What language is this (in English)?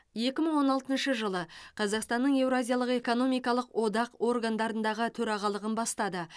Kazakh